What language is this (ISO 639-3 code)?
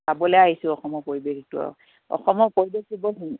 asm